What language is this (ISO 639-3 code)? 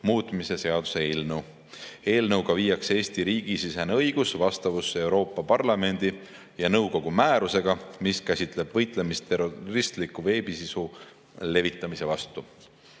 est